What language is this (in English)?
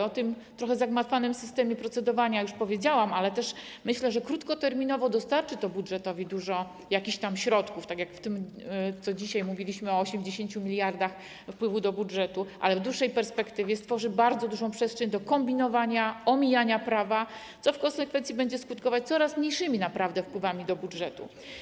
Polish